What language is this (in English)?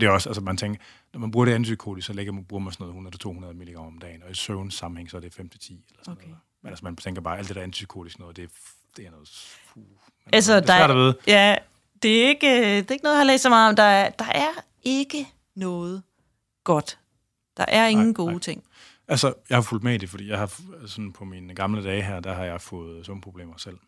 Danish